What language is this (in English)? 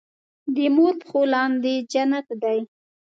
Pashto